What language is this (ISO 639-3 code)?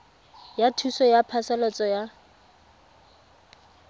tsn